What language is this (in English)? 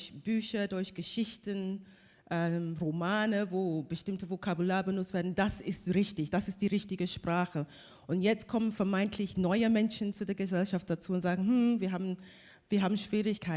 German